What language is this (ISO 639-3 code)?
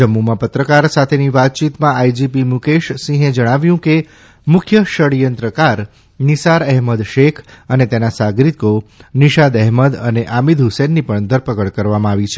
guj